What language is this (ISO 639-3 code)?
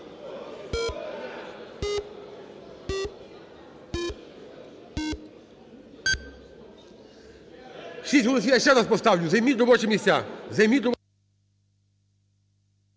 ukr